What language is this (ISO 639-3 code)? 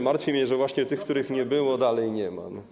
pol